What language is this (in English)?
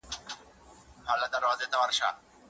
Pashto